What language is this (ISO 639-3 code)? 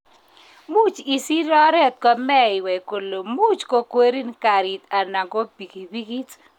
kln